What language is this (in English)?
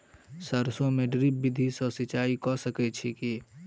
Maithili